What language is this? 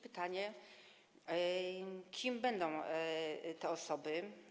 Polish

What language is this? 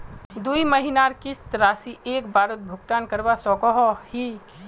Magahi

